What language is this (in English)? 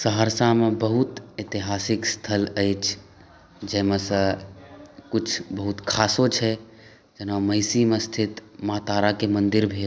Maithili